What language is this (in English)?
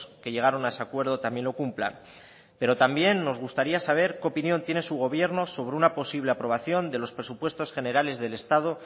Spanish